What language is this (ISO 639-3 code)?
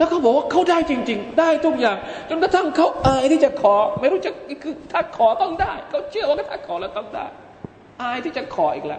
tha